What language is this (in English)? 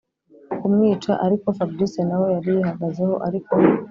Kinyarwanda